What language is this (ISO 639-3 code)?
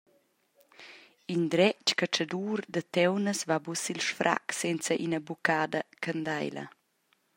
roh